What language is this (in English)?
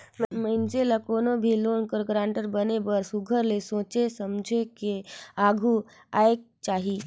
Chhattisgarhi